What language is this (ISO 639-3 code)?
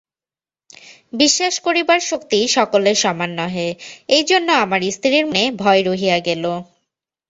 ben